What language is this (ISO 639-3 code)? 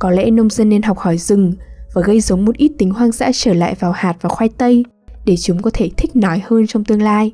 vie